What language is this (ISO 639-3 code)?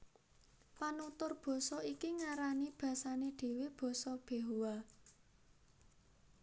jav